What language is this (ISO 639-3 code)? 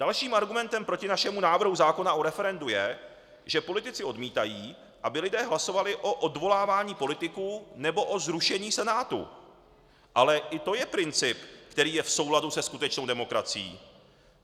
ces